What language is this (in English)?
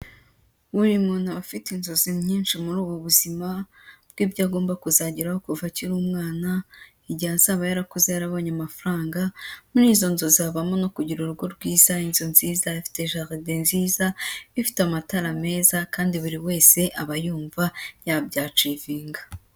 Kinyarwanda